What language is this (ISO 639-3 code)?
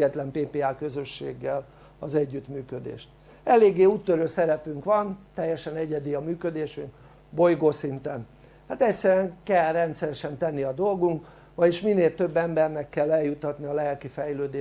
hun